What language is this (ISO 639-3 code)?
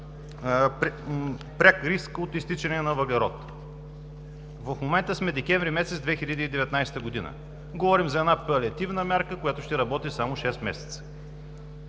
bul